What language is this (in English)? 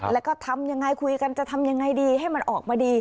Thai